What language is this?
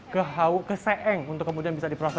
Indonesian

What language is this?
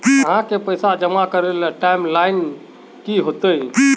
Magahi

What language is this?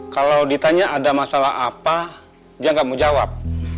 Indonesian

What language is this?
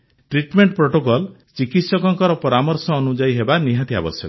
Odia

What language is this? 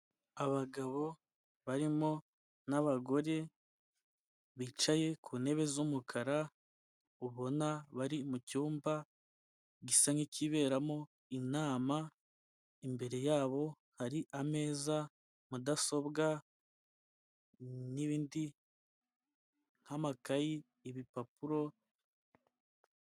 Kinyarwanda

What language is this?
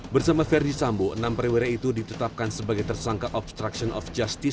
Indonesian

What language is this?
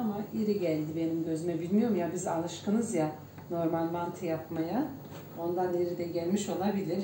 Turkish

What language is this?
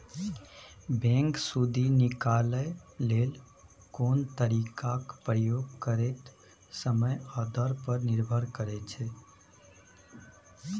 Maithili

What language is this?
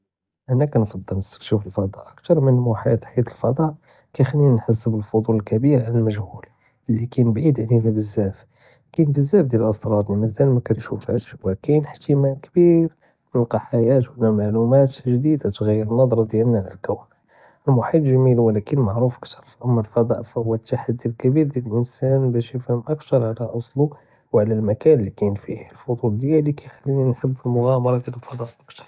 Judeo-Arabic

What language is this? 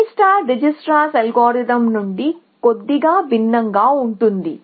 Telugu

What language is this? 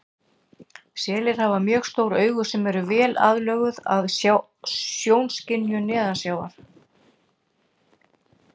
Icelandic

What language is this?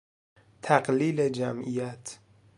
Persian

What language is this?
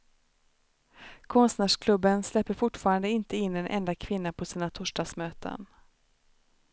Swedish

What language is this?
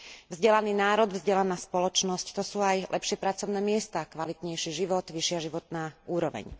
Slovak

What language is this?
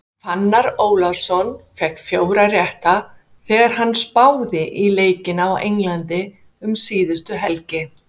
Icelandic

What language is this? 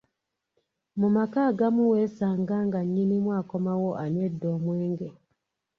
Ganda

